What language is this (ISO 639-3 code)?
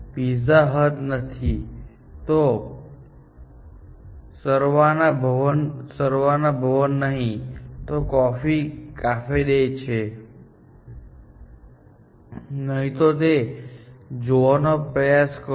guj